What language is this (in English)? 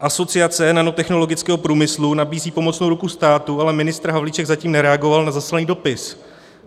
Czech